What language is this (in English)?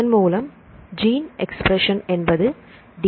Tamil